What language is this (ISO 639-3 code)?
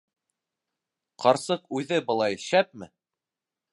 bak